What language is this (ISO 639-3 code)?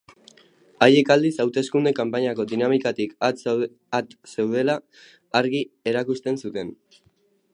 eus